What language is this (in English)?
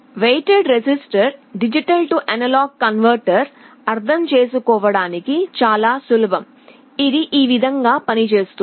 Telugu